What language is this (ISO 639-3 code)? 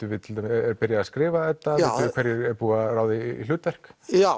isl